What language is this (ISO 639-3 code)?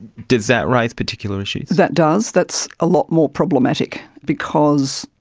eng